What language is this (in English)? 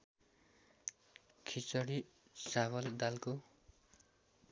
Nepali